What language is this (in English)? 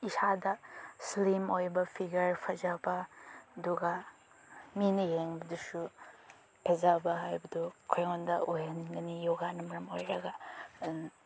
Manipuri